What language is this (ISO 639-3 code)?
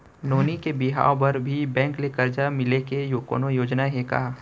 hne